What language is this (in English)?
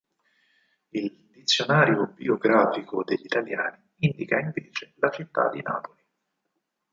Italian